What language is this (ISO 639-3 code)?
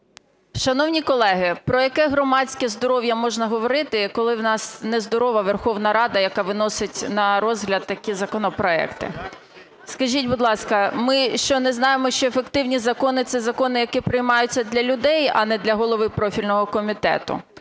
ukr